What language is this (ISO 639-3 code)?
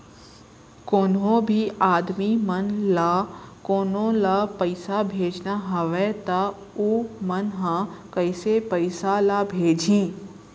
hne